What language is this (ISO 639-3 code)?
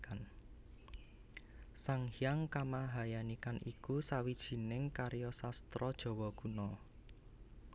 jav